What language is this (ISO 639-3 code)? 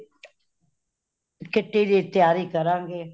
pan